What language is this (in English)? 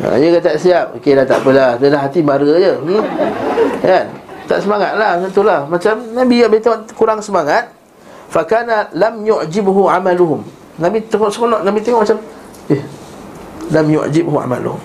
Malay